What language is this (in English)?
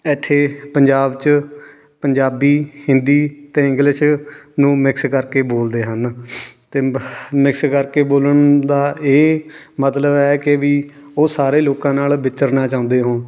Punjabi